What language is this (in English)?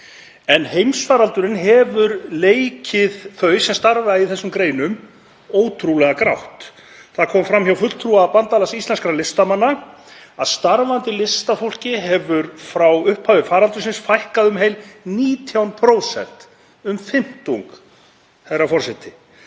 Icelandic